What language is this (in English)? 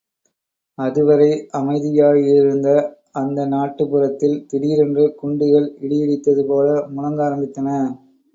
Tamil